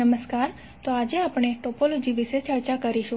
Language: Gujarati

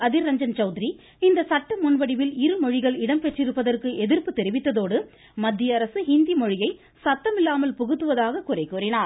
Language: Tamil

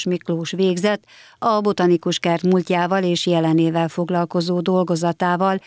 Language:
Hungarian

